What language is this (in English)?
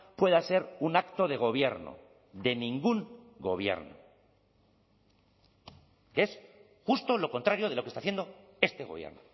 Spanish